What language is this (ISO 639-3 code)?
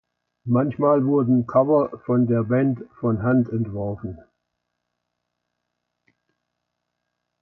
deu